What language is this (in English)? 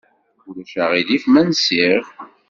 Kabyle